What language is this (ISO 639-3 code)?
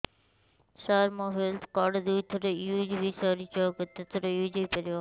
ori